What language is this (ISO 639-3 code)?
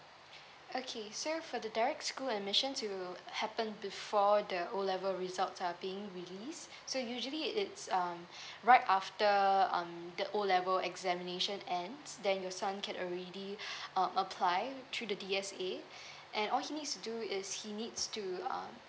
eng